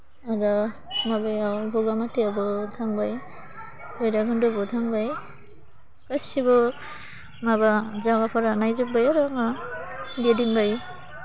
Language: Bodo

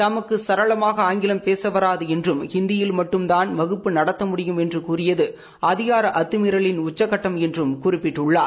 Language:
Tamil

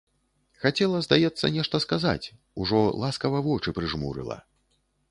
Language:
Belarusian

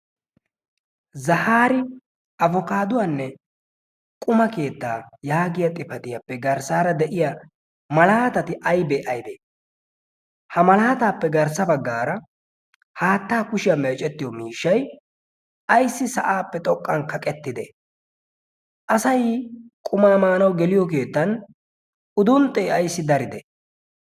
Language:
Wolaytta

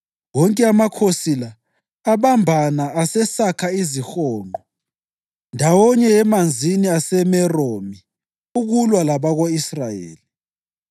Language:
North Ndebele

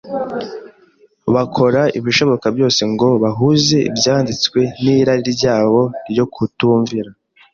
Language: Kinyarwanda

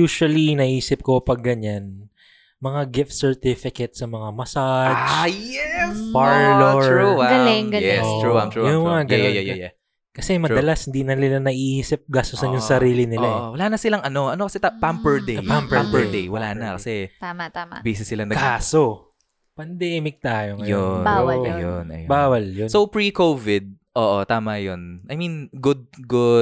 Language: Filipino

